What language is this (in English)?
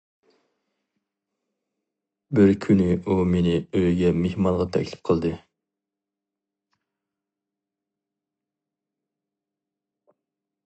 Uyghur